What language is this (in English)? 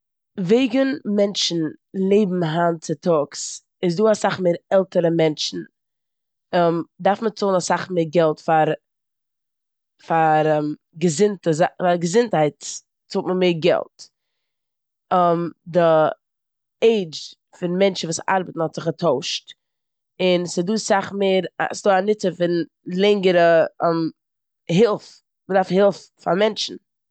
Yiddish